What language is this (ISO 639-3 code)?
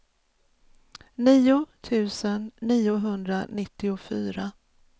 swe